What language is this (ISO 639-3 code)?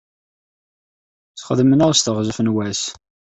kab